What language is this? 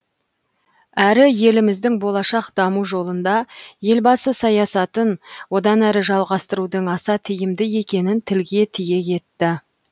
Kazakh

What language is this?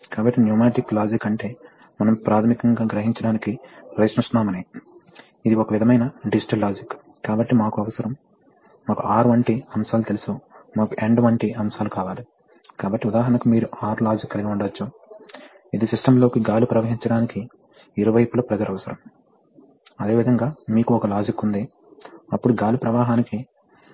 Telugu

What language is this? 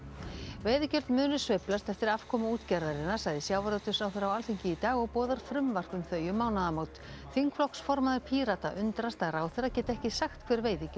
Icelandic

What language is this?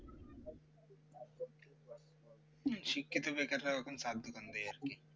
Bangla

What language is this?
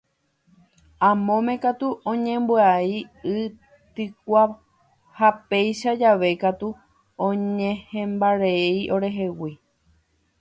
Guarani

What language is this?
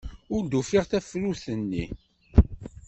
Kabyle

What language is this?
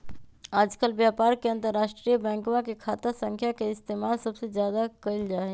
Magahi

